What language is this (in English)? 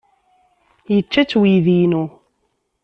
Kabyle